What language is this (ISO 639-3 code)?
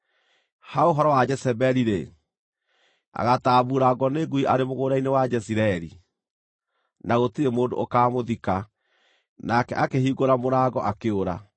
kik